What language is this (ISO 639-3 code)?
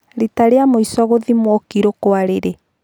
kik